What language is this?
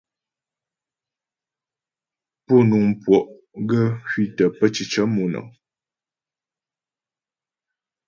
Ghomala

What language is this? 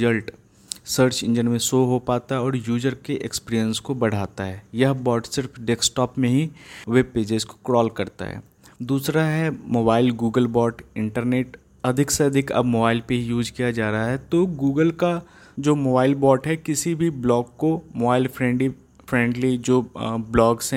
Hindi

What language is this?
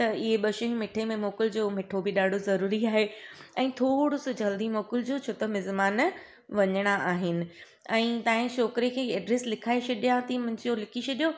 Sindhi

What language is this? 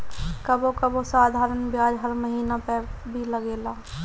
Bhojpuri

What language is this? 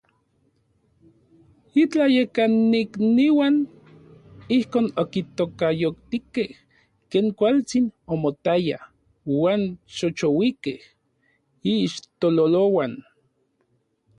Orizaba Nahuatl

